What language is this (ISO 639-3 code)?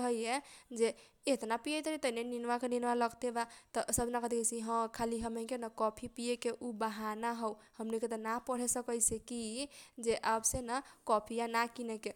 thq